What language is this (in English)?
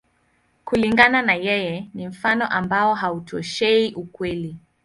Swahili